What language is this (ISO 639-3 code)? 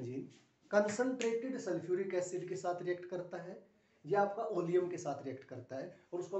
hin